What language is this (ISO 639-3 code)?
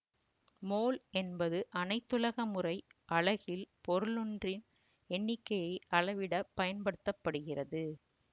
tam